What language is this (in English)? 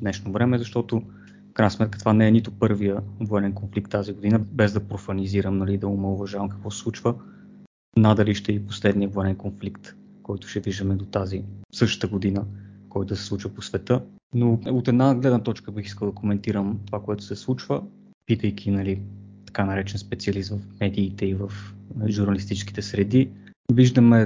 Bulgarian